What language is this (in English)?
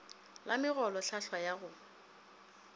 Northern Sotho